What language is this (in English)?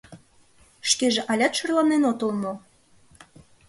Mari